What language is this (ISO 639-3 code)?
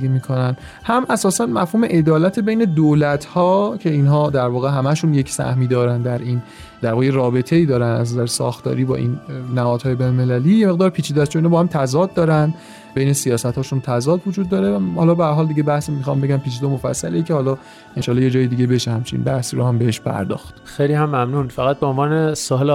fas